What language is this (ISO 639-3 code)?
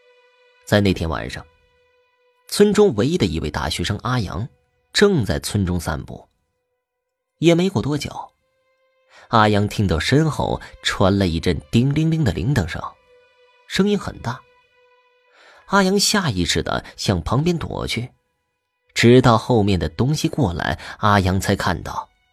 zho